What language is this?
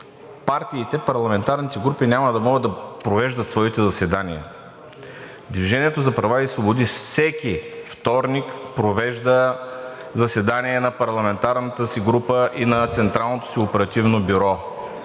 Bulgarian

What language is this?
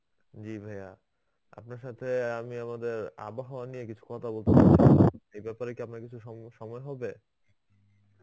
Bangla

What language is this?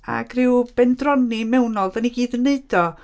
Welsh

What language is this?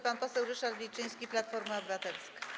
Polish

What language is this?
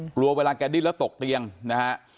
Thai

